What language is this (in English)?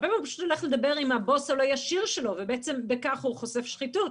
Hebrew